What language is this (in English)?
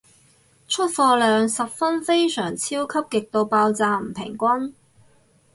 Cantonese